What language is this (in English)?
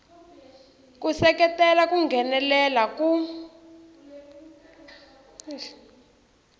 Tsonga